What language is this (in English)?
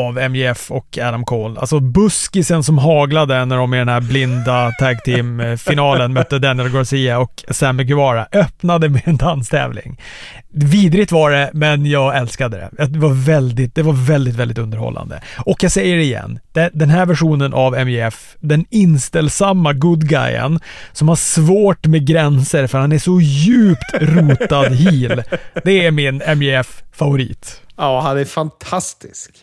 Swedish